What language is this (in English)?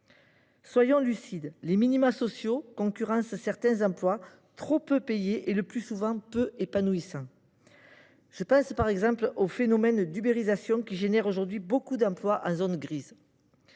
French